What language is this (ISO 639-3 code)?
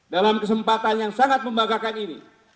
ind